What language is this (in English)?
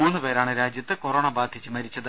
Malayalam